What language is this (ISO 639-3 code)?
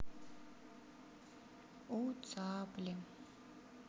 rus